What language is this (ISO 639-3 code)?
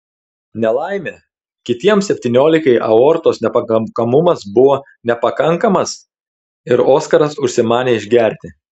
lit